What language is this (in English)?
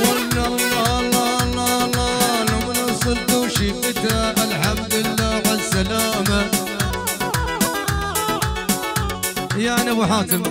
Arabic